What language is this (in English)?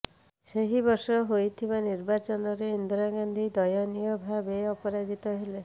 Odia